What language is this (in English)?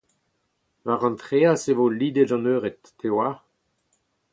Breton